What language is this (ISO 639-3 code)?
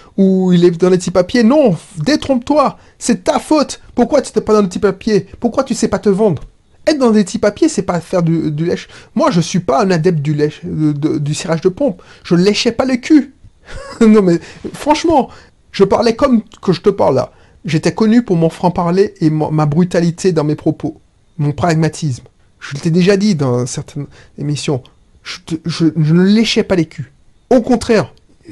fra